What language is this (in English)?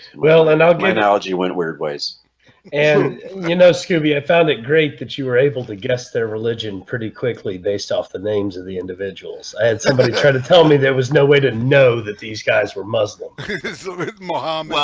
English